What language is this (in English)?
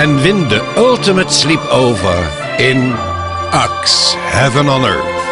Dutch